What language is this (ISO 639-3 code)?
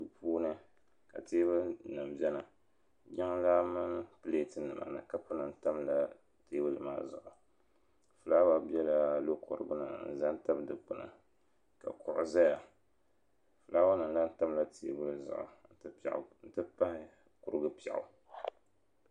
dag